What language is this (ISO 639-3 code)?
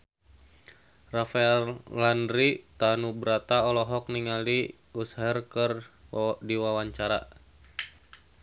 sun